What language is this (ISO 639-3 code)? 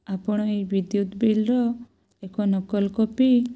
ori